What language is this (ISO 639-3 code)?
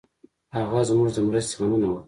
pus